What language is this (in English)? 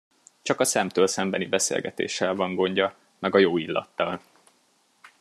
Hungarian